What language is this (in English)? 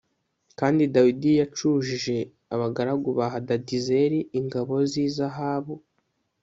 Kinyarwanda